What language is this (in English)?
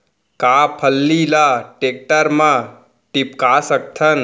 Chhattisgarhi